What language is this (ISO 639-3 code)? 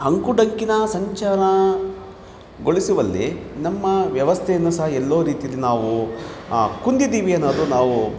kan